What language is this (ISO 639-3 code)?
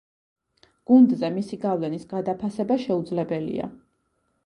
kat